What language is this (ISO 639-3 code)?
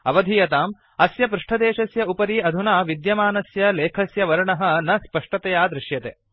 san